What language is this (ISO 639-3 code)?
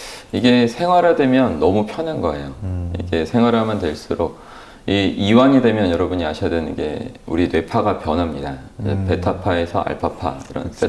kor